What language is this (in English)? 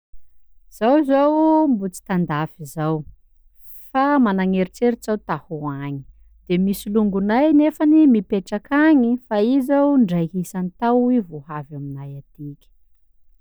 Sakalava Malagasy